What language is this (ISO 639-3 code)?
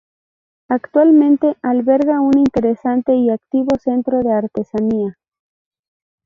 spa